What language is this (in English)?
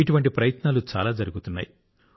Telugu